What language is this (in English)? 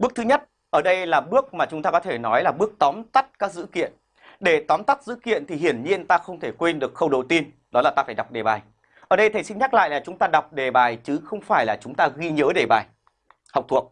Vietnamese